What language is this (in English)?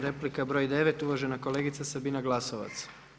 Croatian